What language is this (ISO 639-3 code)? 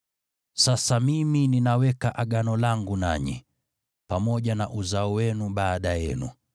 swa